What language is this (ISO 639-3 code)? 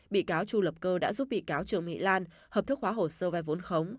vie